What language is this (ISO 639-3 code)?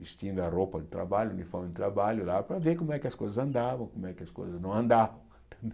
por